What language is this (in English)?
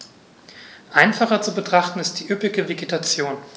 German